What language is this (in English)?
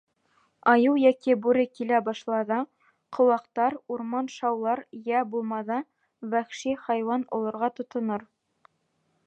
Bashkir